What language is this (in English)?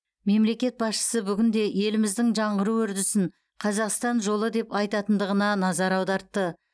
Kazakh